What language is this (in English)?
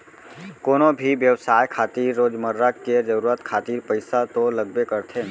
Chhattisgarhi